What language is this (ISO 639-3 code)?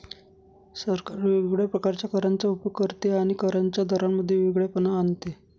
mar